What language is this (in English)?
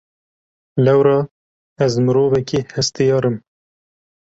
Kurdish